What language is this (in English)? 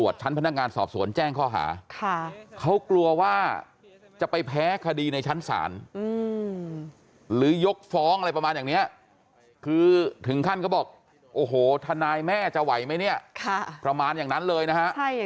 Thai